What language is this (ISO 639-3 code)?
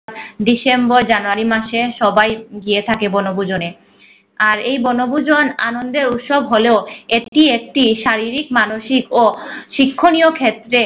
ben